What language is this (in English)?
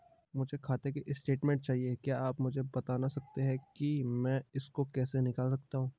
Hindi